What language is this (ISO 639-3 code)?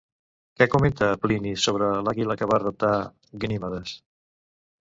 cat